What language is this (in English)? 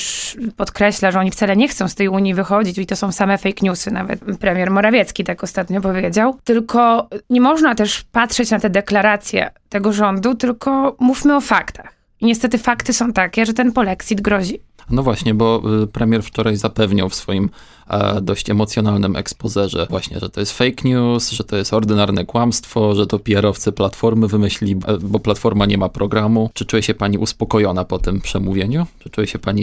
Polish